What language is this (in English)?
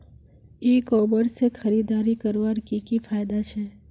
Magahi